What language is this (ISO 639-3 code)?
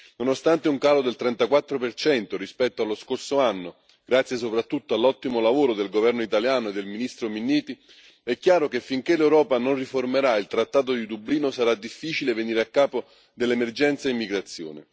ita